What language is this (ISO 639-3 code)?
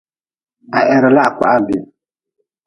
nmz